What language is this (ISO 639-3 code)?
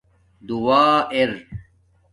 dmk